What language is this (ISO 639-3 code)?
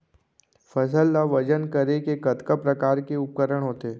hne